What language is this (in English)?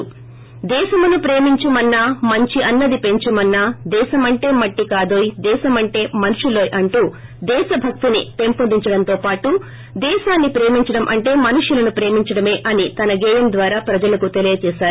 Telugu